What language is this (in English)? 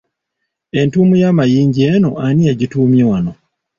Ganda